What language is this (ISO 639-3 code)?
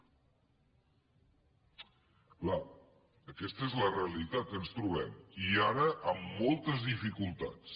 cat